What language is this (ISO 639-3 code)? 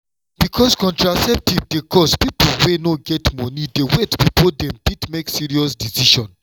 pcm